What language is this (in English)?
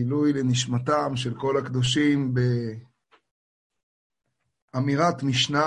Hebrew